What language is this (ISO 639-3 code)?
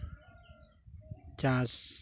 sat